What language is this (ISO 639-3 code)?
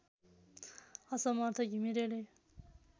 nep